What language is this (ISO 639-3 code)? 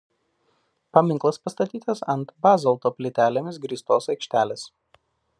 lit